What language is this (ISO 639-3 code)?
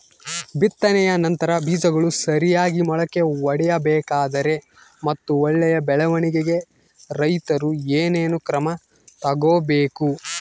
kan